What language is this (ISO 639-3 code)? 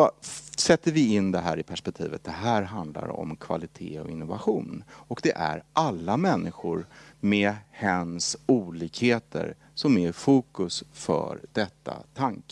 swe